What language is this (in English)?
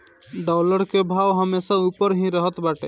Bhojpuri